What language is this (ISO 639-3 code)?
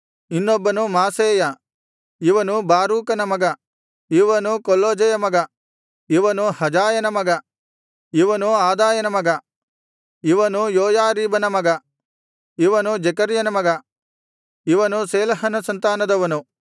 kan